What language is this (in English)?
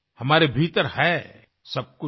Hindi